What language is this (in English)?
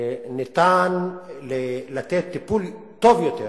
Hebrew